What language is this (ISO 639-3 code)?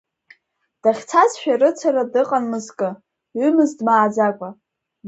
abk